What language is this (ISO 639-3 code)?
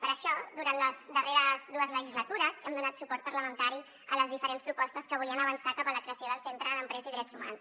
cat